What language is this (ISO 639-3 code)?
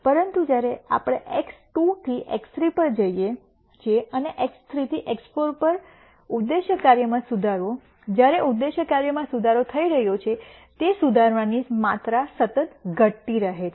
guj